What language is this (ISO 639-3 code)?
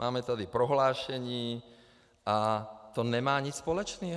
ces